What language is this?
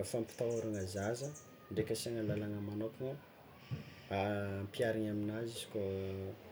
Tsimihety Malagasy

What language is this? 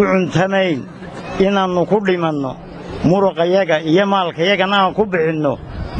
Arabic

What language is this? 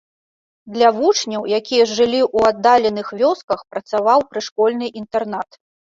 Belarusian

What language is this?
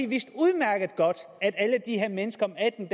Danish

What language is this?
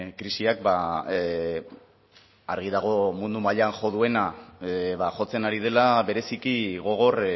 Basque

